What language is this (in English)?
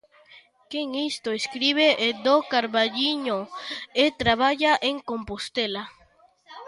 Galician